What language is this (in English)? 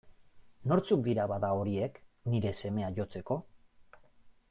Basque